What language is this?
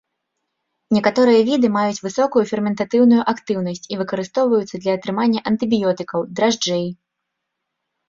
Belarusian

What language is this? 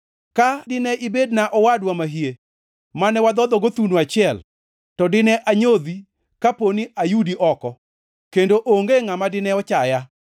Luo (Kenya and Tanzania)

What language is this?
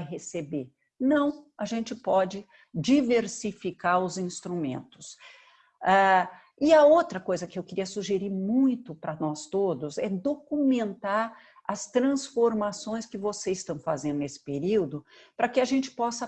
Portuguese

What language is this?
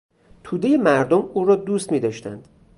Persian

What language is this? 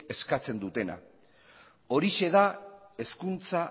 Basque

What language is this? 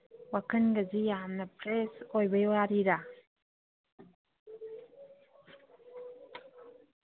Manipuri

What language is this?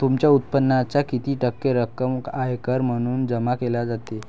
Marathi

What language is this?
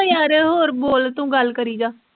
Punjabi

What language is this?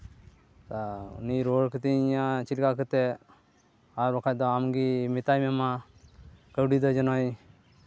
Santali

